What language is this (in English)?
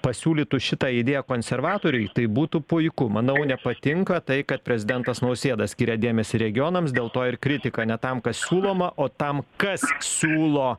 Lithuanian